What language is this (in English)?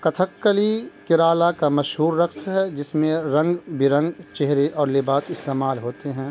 Urdu